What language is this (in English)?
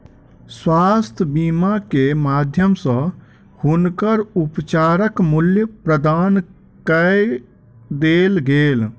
Maithili